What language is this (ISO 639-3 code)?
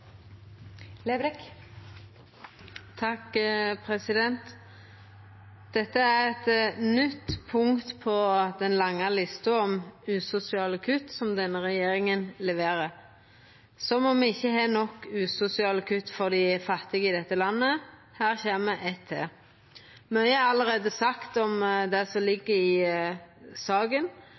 nno